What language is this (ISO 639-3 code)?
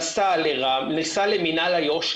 heb